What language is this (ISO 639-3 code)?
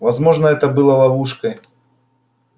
rus